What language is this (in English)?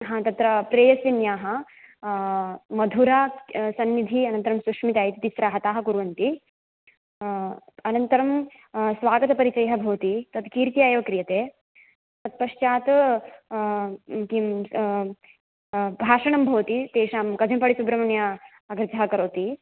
Sanskrit